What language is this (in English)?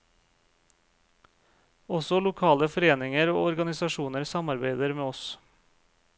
Norwegian